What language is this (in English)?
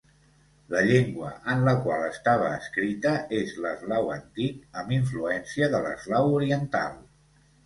Catalan